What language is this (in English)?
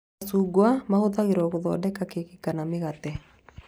Kikuyu